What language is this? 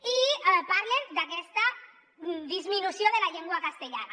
Catalan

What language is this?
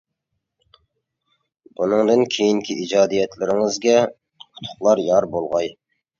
Uyghur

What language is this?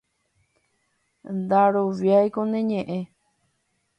Guarani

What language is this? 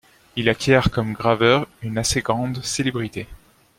French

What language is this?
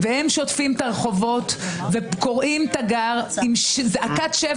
Hebrew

